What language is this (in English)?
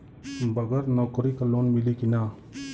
Bhojpuri